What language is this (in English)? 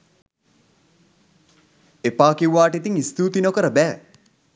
Sinhala